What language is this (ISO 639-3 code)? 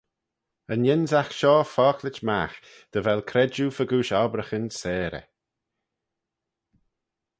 glv